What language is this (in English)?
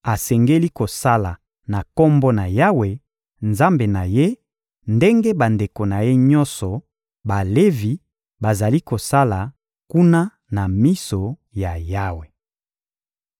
Lingala